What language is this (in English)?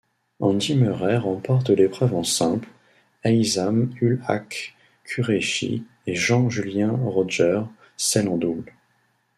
French